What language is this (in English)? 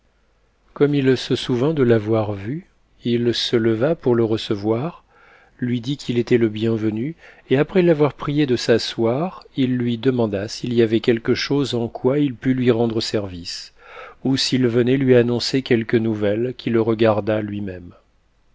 French